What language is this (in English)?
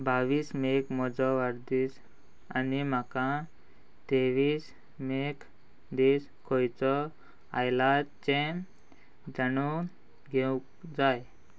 Konkani